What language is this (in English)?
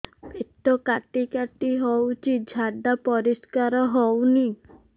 Odia